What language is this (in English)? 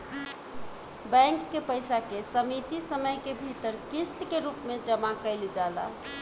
Bhojpuri